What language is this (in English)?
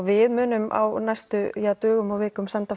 Icelandic